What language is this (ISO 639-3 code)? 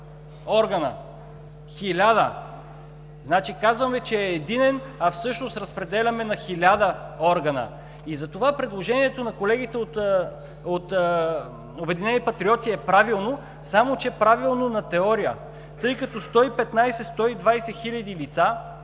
bul